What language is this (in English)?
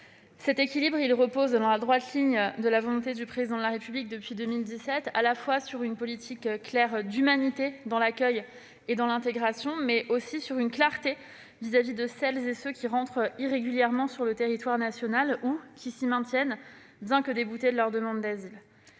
French